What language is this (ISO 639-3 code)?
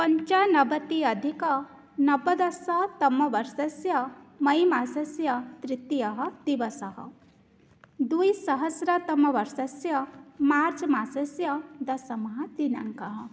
san